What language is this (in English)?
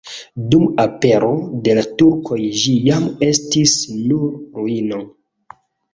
Esperanto